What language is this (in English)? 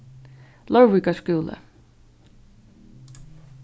Faroese